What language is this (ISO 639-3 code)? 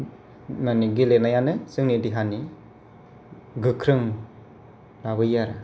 brx